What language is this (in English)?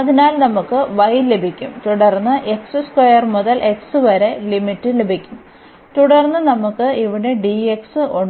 Malayalam